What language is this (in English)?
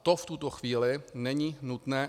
Czech